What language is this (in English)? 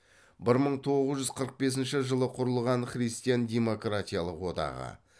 Kazakh